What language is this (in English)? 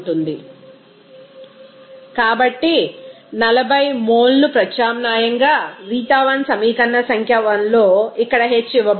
Telugu